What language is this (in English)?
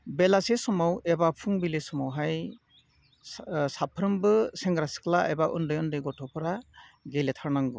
Bodo